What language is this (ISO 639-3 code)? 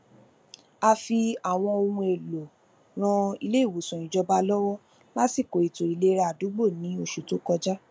yor